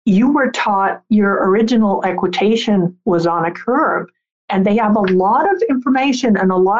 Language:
English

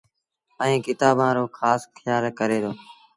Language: Sindhi Bhil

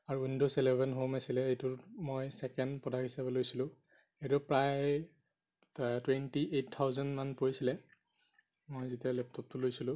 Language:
Assamese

